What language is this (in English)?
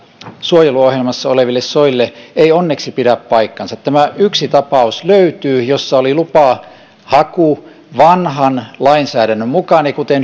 Finnish